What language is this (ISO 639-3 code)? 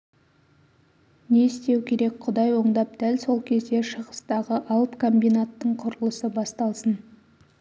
kaz